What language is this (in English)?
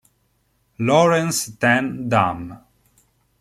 Italian